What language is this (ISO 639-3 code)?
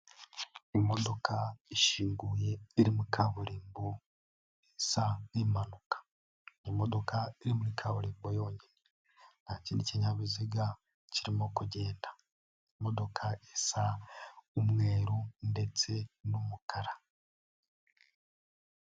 kin